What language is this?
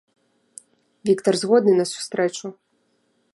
Belarusian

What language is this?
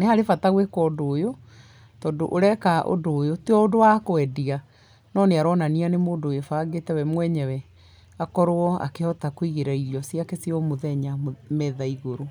Kikuyu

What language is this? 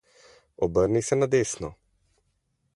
Slovenian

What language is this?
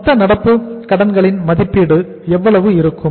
Tamil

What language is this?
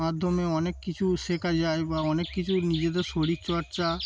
Bangla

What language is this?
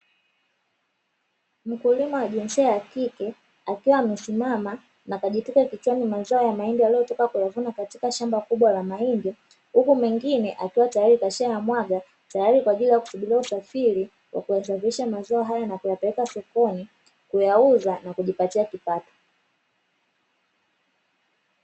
Swahili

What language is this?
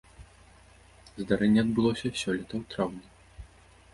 Belarusian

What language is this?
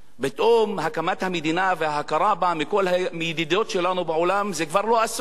Hebrew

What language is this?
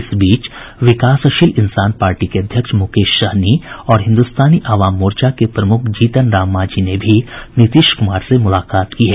Hindi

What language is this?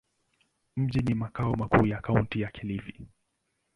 Swahili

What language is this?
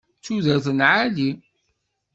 Kabyle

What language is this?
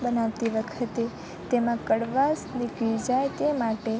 Gujarati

